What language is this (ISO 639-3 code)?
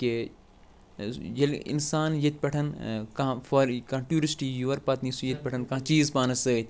kas